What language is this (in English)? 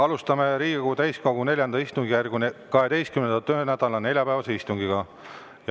Estonian